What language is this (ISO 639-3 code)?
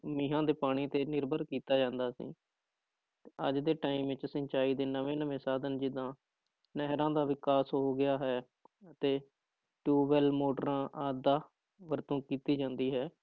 pan